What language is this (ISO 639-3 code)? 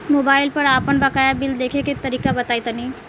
bho